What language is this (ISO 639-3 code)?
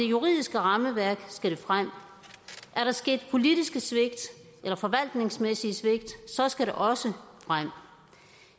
dan